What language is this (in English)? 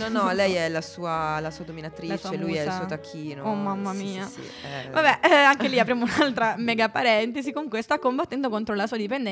Italian